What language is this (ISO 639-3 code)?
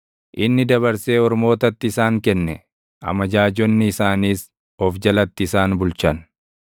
orm